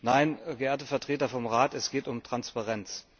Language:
German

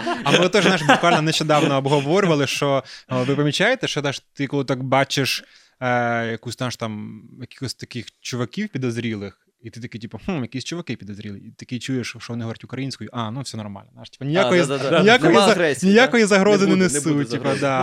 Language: Ukrainian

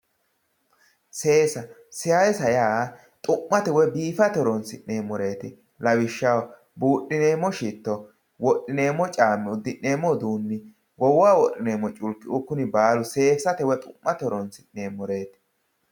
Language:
Sidamo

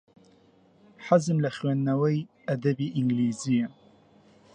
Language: Central Kurdish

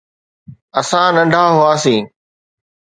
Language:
Sindhi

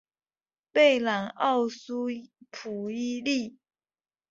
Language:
Chinese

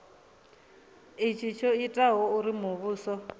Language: Venda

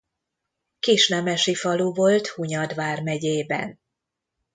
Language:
Hungarian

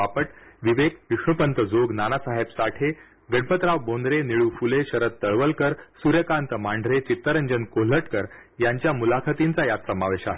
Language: Marathi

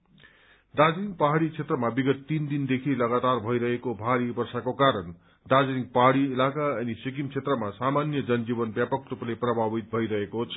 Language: Nepali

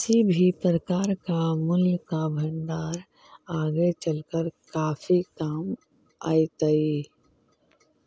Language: Magahi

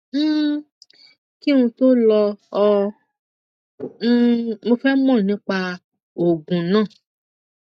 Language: Yoruba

